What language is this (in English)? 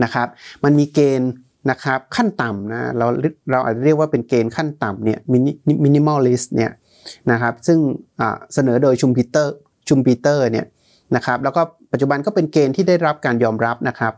Thai